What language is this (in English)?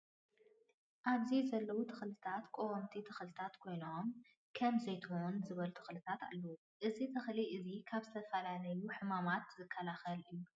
Tigrinya